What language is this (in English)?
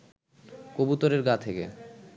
Bangla